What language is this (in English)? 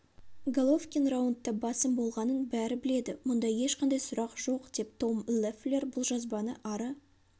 Kazakh